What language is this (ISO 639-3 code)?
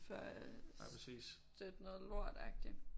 dan